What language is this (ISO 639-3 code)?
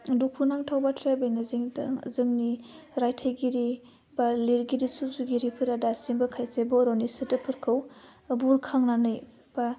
brx